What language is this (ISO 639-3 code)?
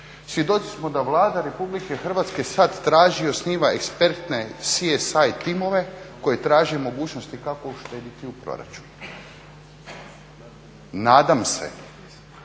hrv